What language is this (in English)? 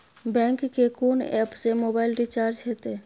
Maithili